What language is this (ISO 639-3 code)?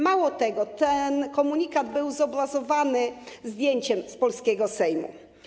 pol